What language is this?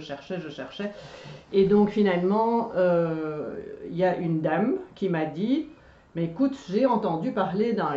French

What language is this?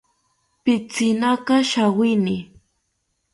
South Ucayali Ashéninka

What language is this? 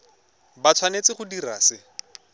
Tswana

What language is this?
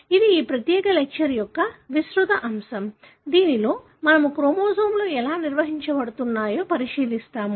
Telugu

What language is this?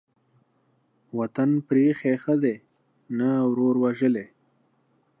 Pashto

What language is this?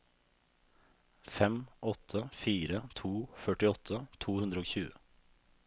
Norwegian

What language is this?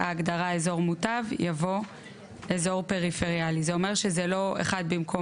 Hebrew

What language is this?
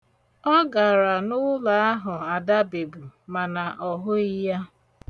Igbo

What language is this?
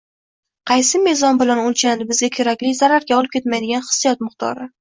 Uzbek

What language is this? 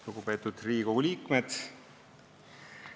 Estonian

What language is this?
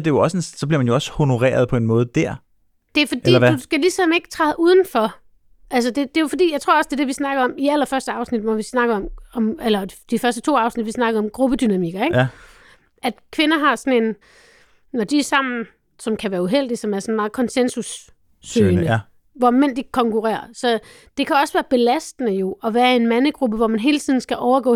Danish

